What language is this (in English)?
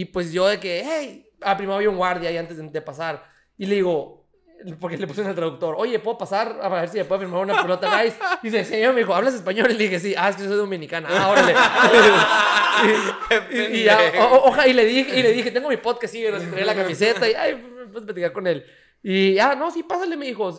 Spanish